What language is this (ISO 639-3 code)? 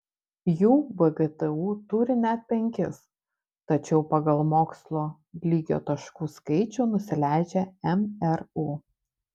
lit